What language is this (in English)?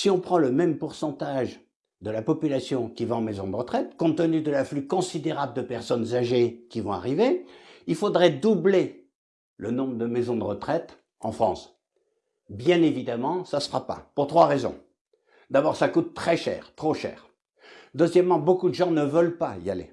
French